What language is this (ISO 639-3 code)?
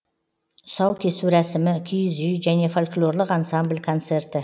kaz